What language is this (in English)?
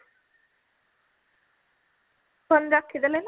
Odia